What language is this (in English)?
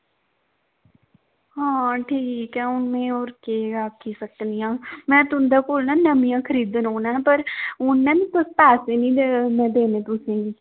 Dogri